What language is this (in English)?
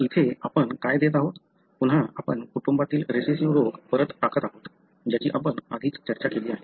Marathi